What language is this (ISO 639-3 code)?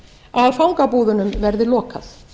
isl